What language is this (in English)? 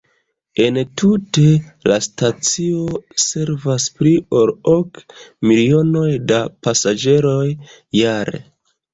Esperanto